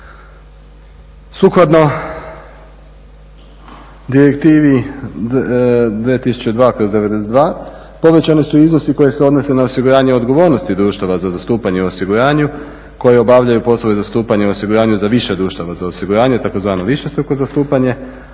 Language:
Croatian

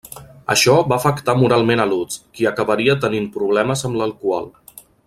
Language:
Catalan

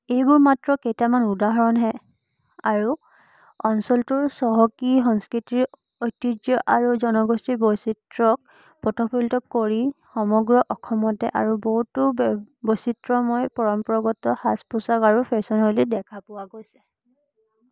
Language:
Assamese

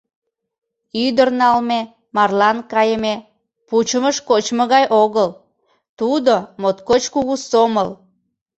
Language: Mari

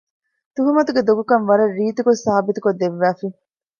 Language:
Divehi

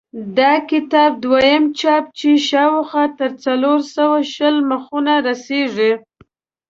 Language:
Pashto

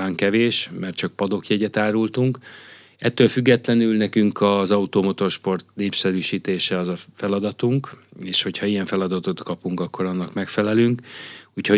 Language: Hungarian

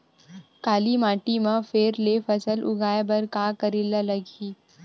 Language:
Chhattisgarhi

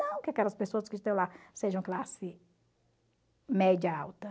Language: Portuguese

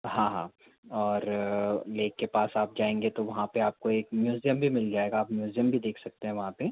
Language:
Hindi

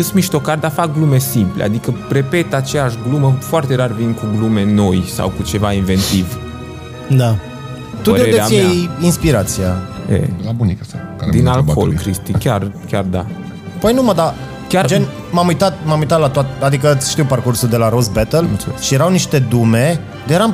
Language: Romanian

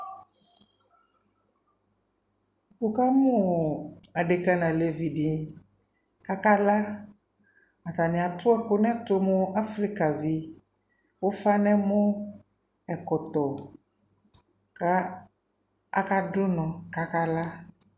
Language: Ikposo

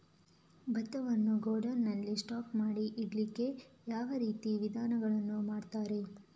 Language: Kannada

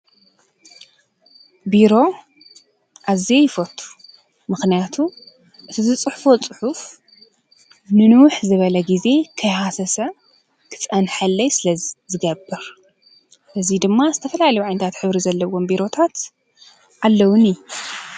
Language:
Tigrinya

